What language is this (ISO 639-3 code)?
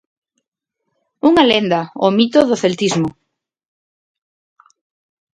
glg